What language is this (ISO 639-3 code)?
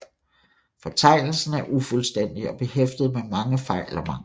dan